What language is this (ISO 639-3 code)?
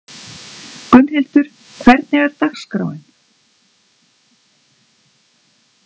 isl